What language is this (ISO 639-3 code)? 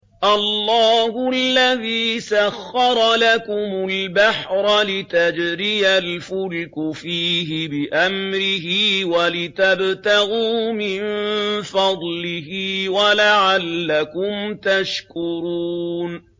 ara